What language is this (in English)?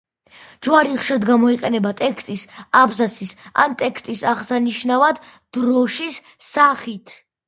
Georgian